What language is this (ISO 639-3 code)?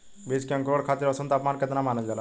bho